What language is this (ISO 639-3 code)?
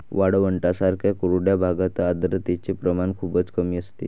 mar